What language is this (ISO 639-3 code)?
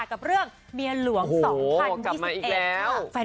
tha